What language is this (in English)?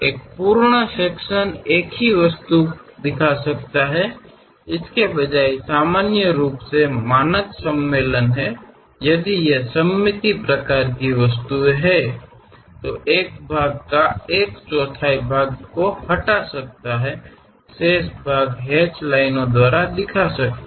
Hindi